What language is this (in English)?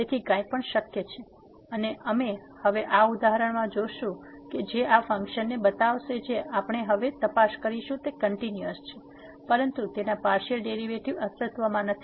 Gujarati